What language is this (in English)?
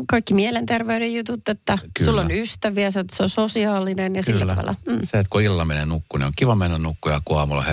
Finnish